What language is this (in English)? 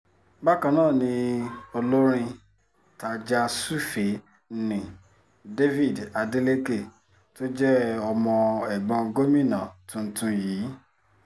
Yoruba